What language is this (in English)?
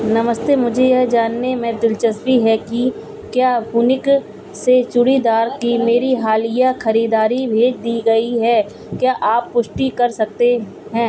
Hindi